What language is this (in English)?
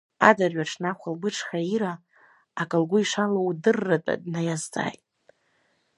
Abkhazian